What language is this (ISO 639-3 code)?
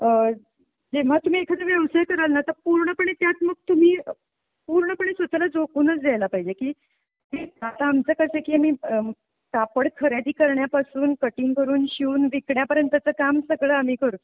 mar